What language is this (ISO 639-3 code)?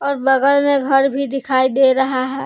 hin